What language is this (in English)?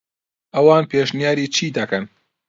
Central Kurdish